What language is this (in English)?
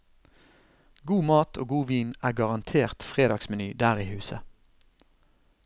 Norwegian